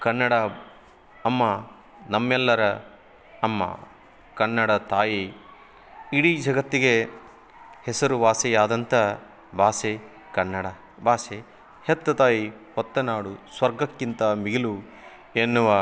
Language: Kannada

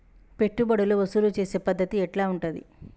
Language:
Telugu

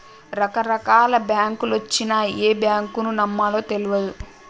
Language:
Telugu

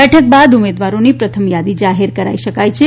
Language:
Gujarati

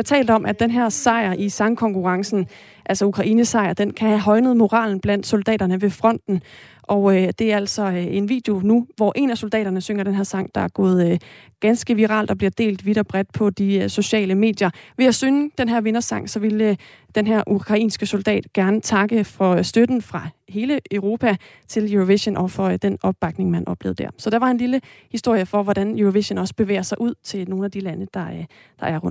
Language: Danish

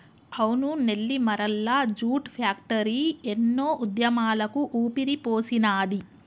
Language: Telugu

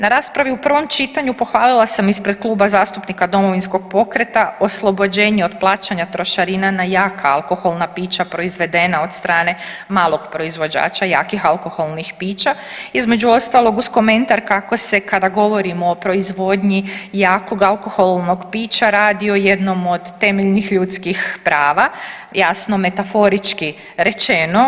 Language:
Croatian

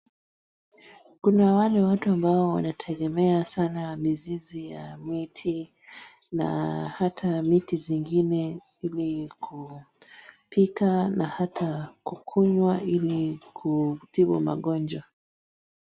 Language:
Swahili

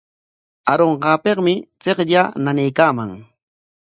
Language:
Corongo Ancash Quechua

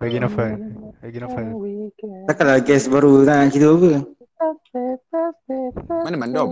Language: Malay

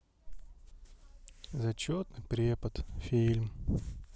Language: Russian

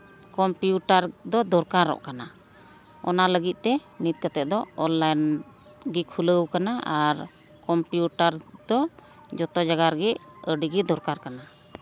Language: Santali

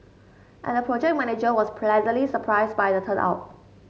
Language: English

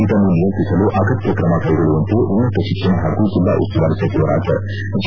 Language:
Kannada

